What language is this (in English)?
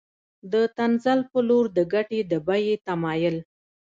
Pashto